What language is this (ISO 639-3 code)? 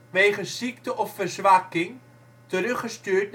nld